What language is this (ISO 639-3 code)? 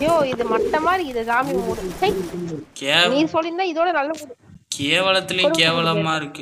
tam